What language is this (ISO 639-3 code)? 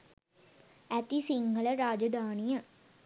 sin